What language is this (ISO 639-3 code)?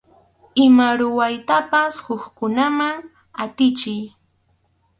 qxu